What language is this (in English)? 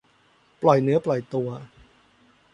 Thai